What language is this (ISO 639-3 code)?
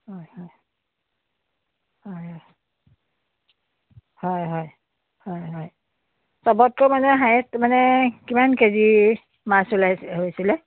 asm